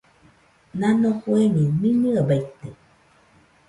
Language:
Nüpode Huitoto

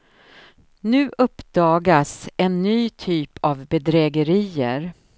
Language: Swedish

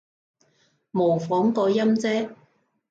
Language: Cantonese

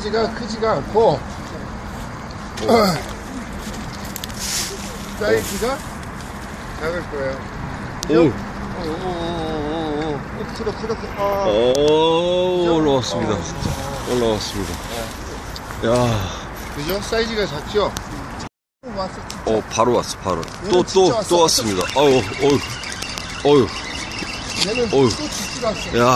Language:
Korean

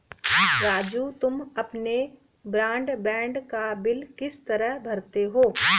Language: Hindi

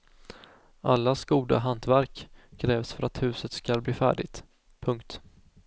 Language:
Swedish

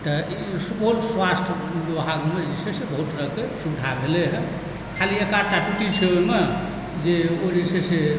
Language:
Maithili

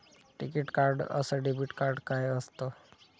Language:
Marathi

